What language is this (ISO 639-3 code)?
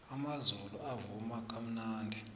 nbl